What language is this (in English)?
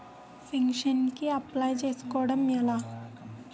Telugu